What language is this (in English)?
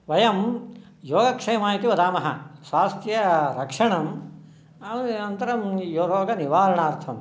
Sanskrit